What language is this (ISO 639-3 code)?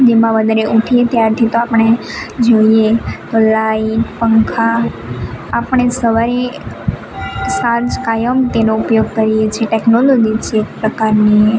guj